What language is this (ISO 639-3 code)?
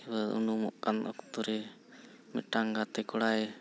sat